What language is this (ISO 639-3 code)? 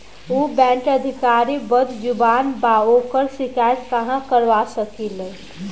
bho